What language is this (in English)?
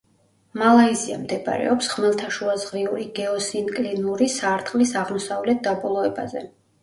Georgian